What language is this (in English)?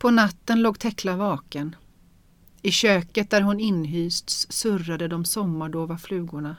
Swedish